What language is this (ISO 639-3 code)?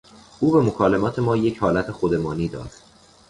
fas